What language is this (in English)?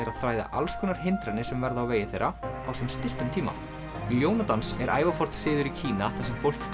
Icelandic